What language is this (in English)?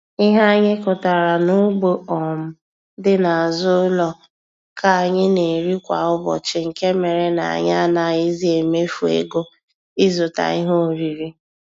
Igbo